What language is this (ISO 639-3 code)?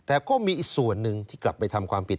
tha